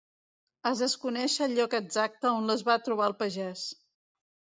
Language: Catalan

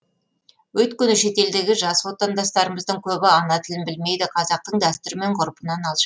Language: Kazakh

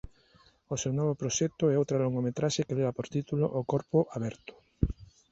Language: Galician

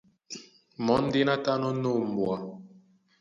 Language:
Duala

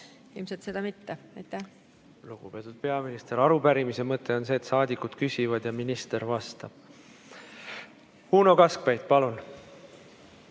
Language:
Estonian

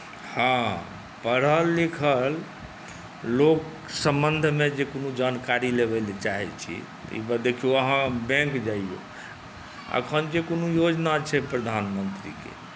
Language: Maithili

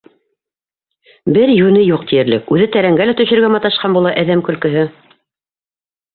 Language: Bashkir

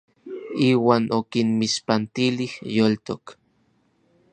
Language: Orizaba Nahuatl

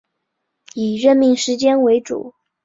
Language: Chinese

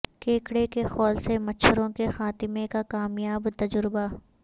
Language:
Urdu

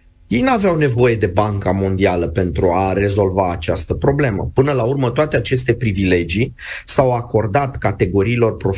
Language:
Romanian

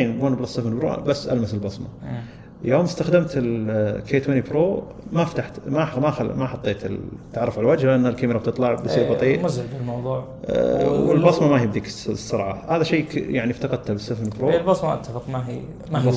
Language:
Arabic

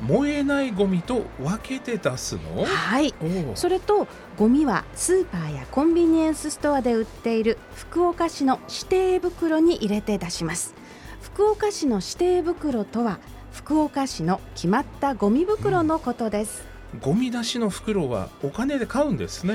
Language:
Japanese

